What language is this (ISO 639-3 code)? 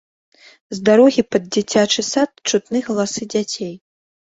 bel